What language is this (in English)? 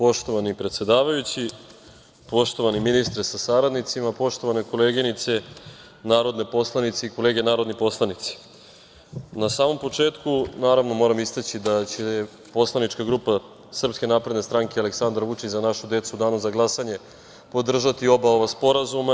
Serbian